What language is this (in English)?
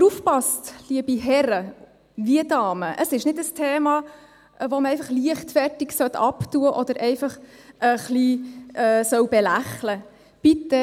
Swiss German